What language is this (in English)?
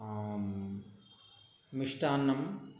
Sanskrit